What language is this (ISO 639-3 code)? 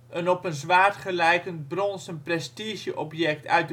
nld